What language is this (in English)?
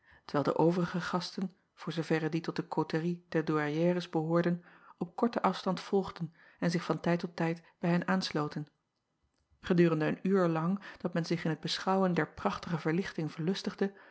Dutch